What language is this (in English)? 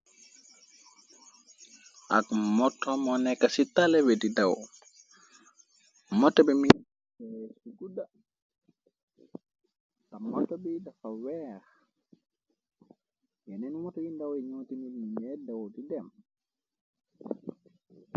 Wolof